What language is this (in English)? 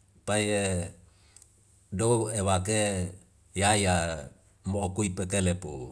Wemale